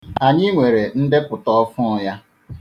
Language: Igbo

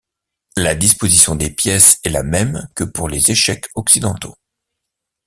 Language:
French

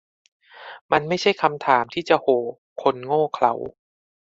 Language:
Thai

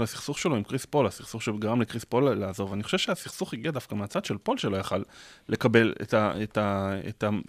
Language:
Hebrew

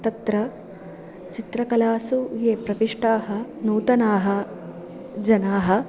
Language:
Sanskrit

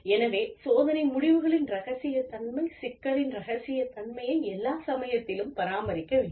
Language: Tamil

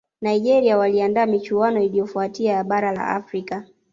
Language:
Swahili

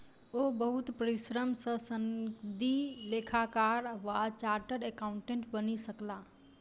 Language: Maithili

